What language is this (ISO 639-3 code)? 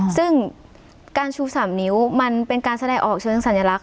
tha